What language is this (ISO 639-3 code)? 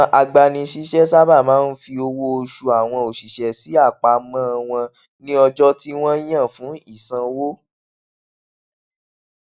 yor